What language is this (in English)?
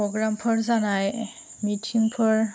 Bodo